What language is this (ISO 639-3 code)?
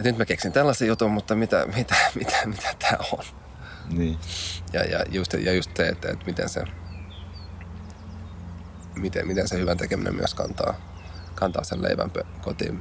fin